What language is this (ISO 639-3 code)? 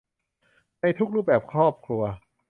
tha